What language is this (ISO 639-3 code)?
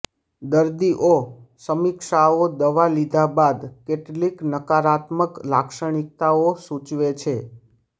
guj